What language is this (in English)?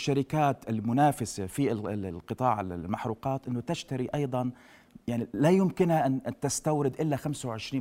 Arabic